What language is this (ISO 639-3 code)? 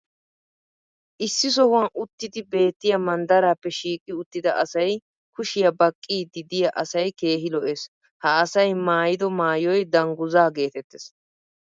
wal